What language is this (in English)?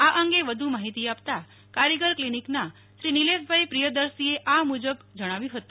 Gujarati